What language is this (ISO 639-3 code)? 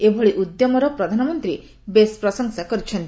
ori